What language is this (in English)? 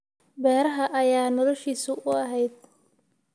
Somali